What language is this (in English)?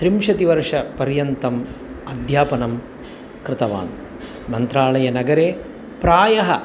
Sanskrit